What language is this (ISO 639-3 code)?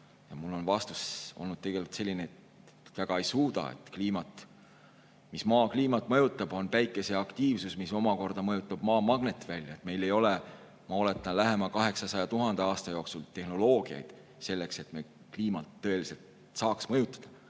est